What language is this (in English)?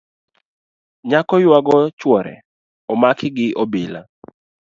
Luo (Kenya and Tanzania)